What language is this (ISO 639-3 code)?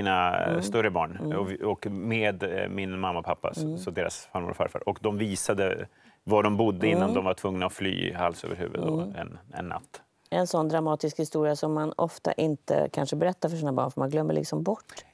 swe